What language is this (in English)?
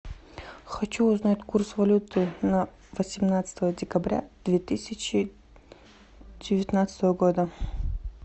Russian